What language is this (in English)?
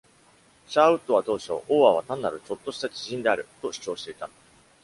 Japanese